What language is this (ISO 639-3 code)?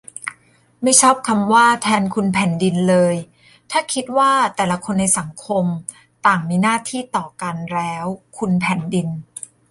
tha